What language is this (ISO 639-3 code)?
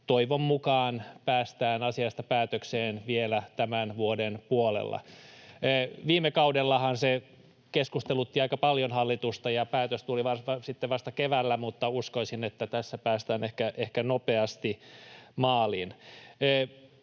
fin